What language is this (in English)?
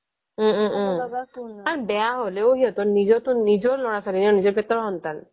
Assamese